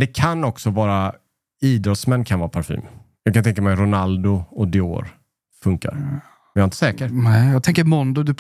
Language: Swedish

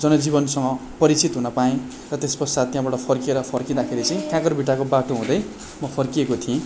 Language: Nepali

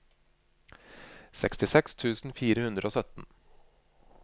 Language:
Norwegian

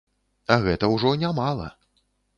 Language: Belarusian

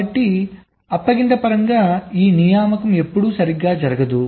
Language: Telugu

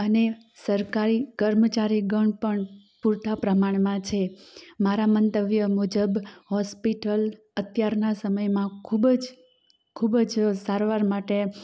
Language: Gujarati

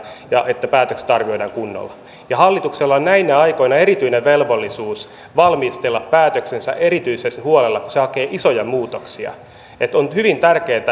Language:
Finnish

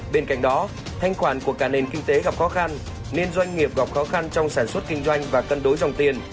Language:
Vietnamese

